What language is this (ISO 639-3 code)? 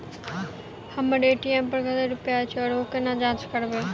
mai